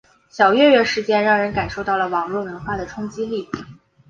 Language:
Chinese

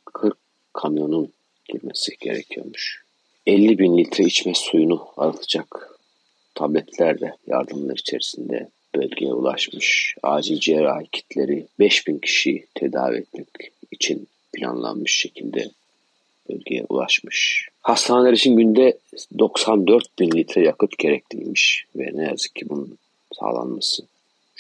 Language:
Turkish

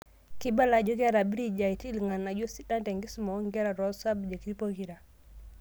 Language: Masai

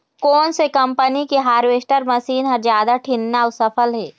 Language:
Chhattisgarhi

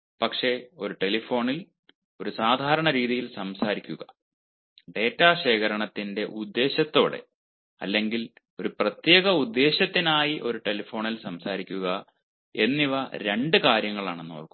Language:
Malayalam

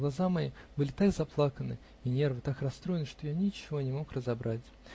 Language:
Russian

